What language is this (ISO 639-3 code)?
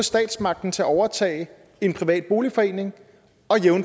dan